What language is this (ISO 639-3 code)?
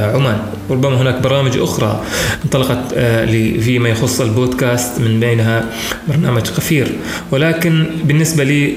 ara